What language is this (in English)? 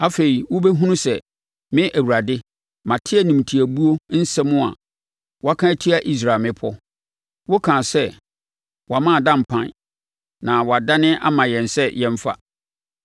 Akan